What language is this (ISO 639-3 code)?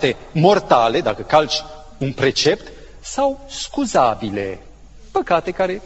ron